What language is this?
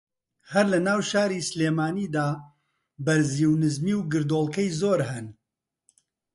Central Kurdish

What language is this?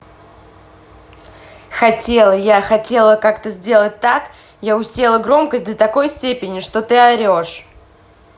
Russian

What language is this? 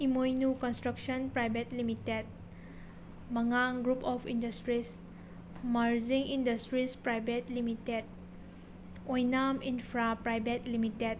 Manipuri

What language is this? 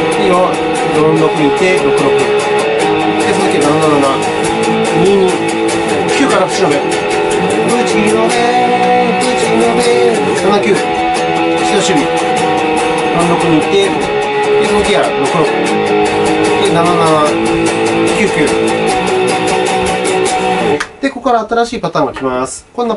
Japanese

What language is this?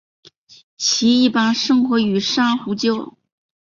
Chinese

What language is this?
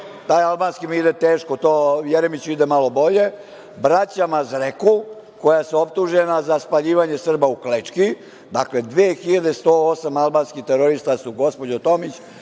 Serbian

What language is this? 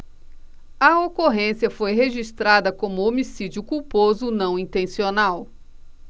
Portuguese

